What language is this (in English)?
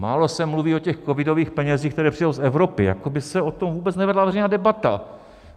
Czech